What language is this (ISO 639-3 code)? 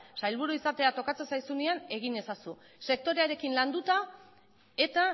eus